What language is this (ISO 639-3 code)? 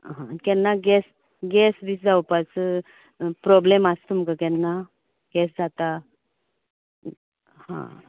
kok